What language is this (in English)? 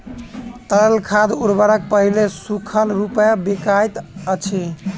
Maithili